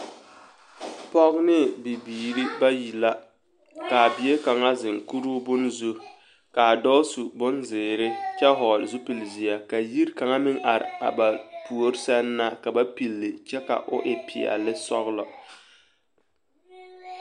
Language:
Southern Dagaare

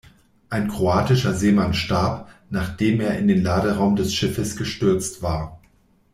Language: German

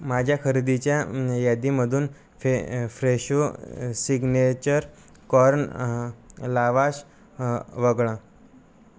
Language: Marathi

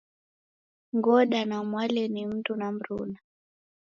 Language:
Taita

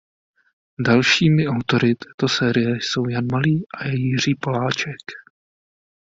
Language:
Czech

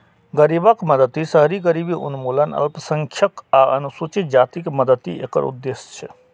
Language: Maithili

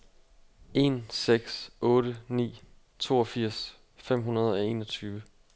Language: Danish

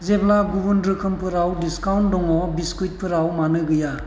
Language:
Bodo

